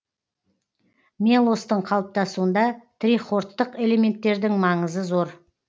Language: Kazakh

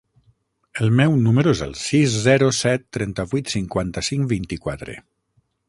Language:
Catalan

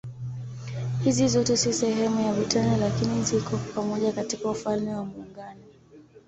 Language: Swahili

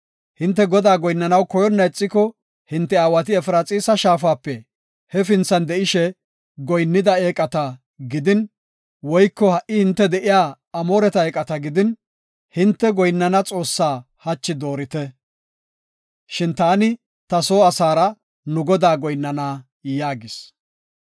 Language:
Gofa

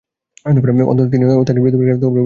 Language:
Bangla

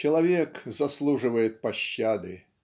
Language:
Russian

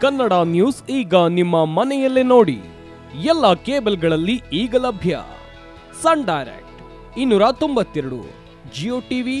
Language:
Kannada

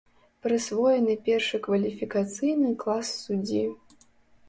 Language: Belarusian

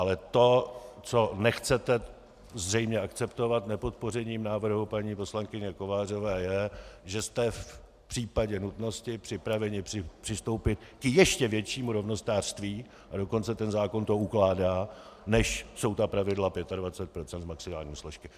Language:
Czech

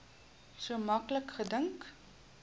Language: Afrikaans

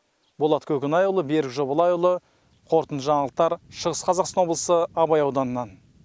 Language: Kazakh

